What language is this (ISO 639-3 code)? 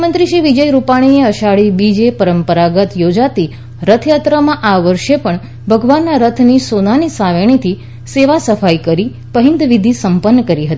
guj